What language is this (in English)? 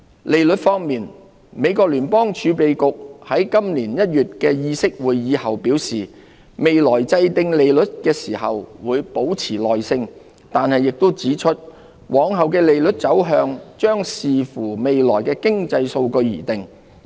Cantonese